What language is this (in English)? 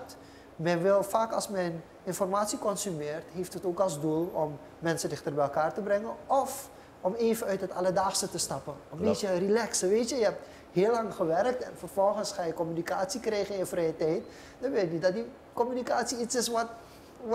Dutch